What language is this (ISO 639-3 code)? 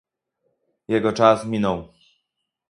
pol